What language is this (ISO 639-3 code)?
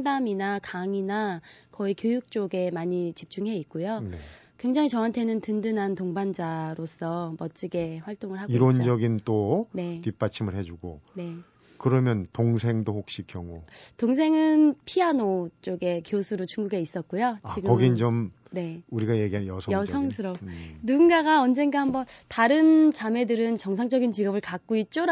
kor